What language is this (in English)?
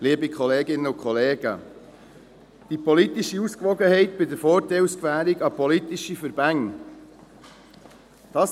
Swiss German